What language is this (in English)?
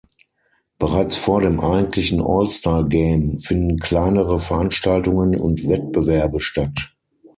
German